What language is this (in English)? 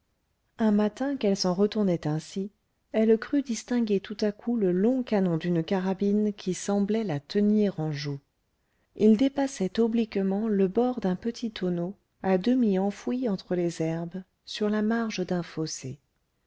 French